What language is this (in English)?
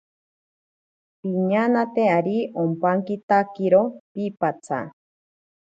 Ashéninka Perené